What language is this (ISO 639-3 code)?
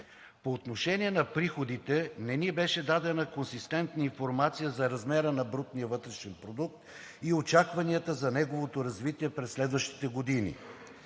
bul